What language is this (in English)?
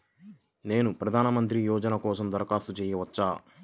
Telugu